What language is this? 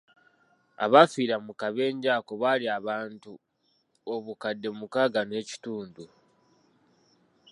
Ganda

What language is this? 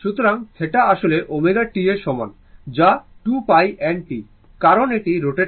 Bangla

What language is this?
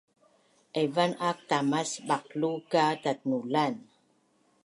Bunun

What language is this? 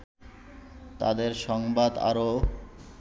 Bangla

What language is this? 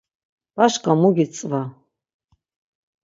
Laz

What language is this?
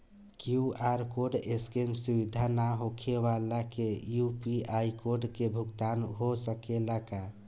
Bhojpuri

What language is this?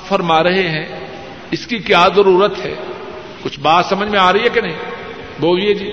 Urdu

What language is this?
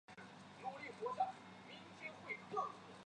Chinese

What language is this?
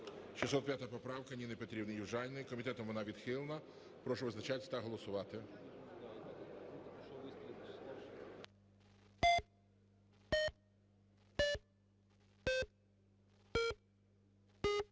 Ukrainian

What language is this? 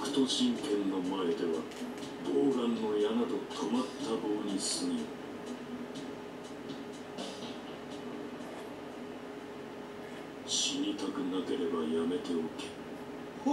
French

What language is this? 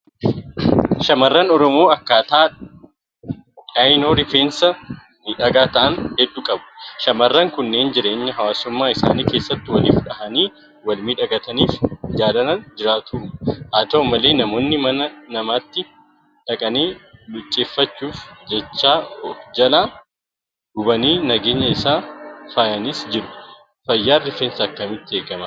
Oromo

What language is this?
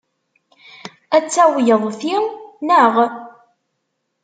Kabyle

